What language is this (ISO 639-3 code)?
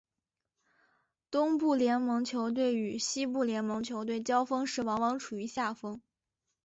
zho